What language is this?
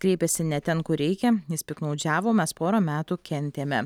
Lithuanian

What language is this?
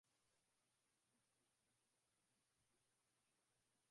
Swahili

